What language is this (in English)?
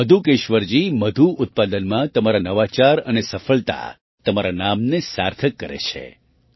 Gujarati